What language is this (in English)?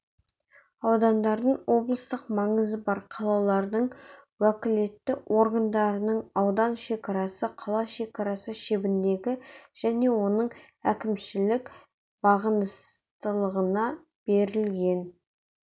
Kazakh